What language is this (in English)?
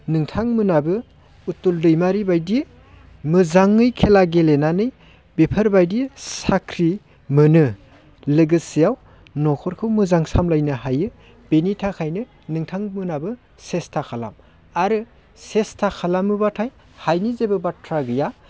Bodo